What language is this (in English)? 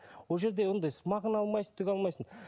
Kazakh